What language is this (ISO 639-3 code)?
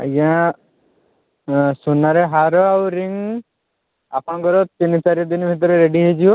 ori